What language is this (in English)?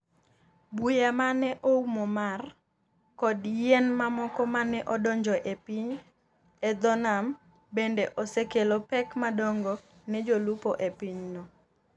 Luo (Kenya and Tanzania)